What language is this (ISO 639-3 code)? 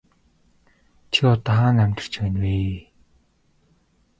mon